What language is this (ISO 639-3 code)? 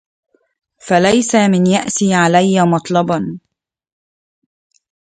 ara